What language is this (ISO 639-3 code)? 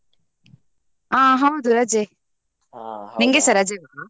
kan